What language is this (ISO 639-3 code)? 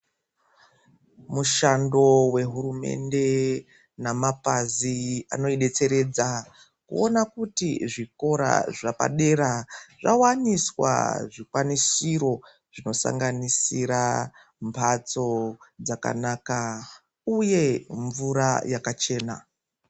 ndc